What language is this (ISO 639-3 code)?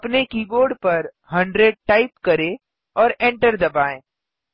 hin